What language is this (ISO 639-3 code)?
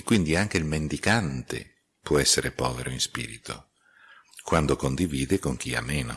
ita